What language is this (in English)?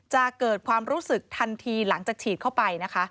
Thai